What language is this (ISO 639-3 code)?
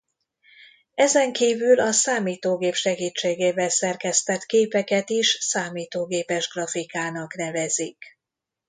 hun